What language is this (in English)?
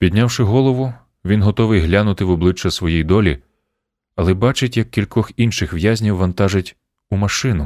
Ukrainian